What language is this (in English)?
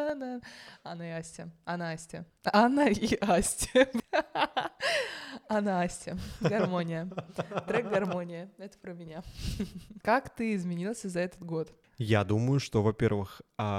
Russian